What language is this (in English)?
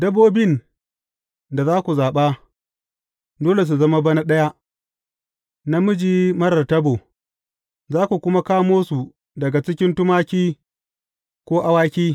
Hausa